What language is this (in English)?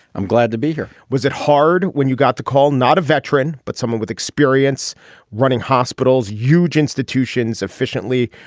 English